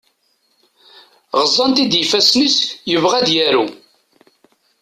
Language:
Kabyle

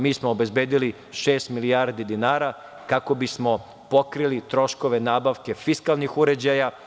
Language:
Serbian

